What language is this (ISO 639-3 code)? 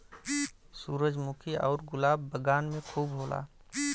bho